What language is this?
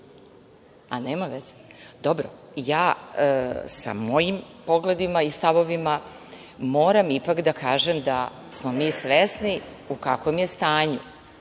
Serbian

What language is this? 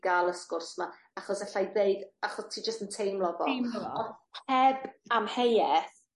Welsh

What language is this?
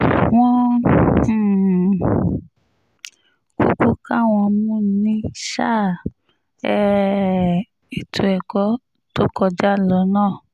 Yoruba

